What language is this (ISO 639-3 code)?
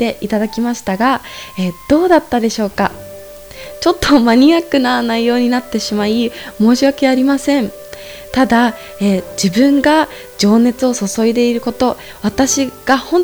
jpn